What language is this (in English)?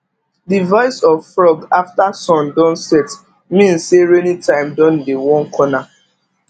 Nigerian Pidgin